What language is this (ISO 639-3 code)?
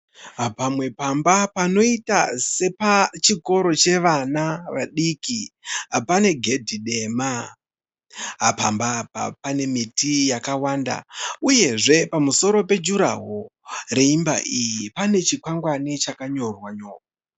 sna